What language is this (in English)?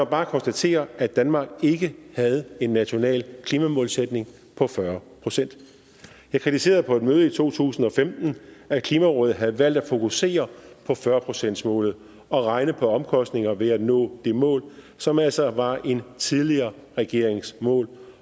Danish